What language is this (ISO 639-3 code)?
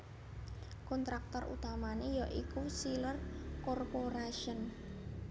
jav